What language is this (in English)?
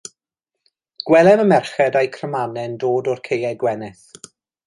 Welsh